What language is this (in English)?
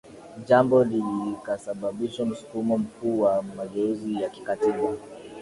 Swahili